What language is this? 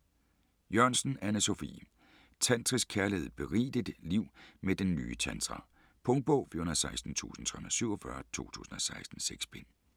Danish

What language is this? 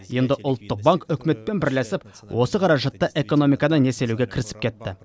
Kazakh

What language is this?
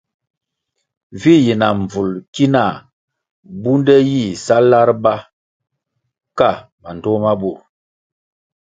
Kwasio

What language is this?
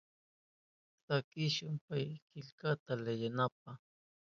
Southern Pastaza Quechua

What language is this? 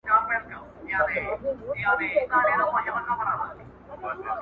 Pashto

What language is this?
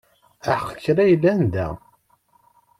Kabyle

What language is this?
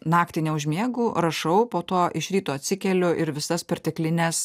Lithuanian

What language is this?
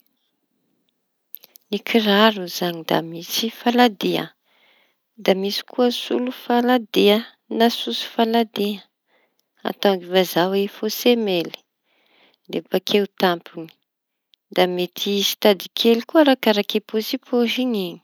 Tanosy Malagasy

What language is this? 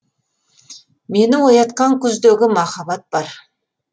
Kazakh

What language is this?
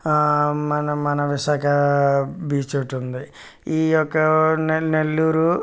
Telugu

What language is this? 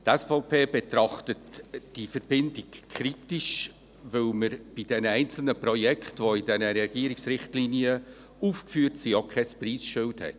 Swiss German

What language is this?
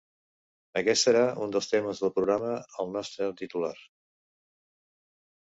Catalan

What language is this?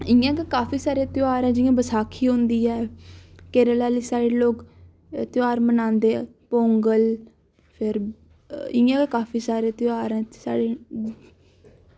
Dogri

